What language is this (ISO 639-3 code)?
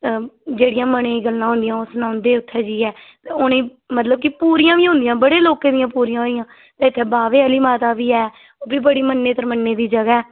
doi